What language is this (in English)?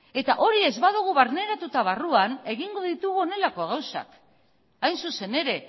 Basque